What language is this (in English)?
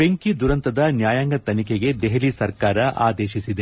Kannada